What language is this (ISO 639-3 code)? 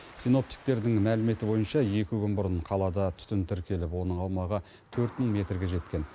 kaz